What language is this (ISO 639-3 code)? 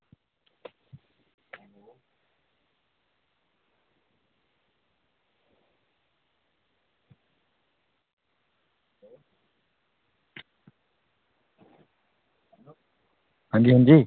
doi